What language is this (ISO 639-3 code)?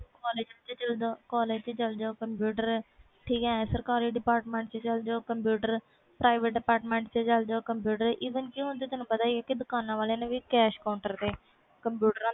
pan